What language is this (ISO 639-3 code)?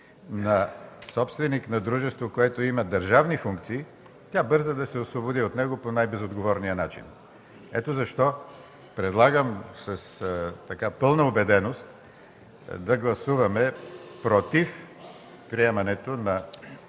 bul